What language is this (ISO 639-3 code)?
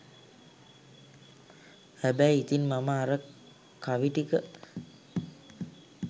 sin